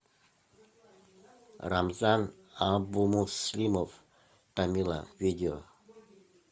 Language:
Russian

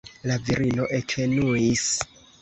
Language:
Esperanto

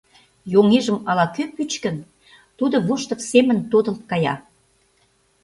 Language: Mari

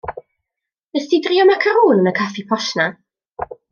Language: Welsh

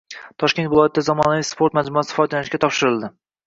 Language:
Uzbek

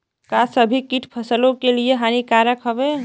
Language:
Bhojpuri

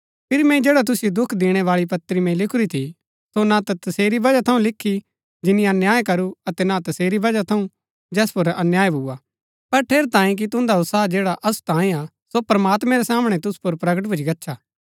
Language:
Gaddi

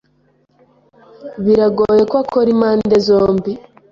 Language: Kinyarwanda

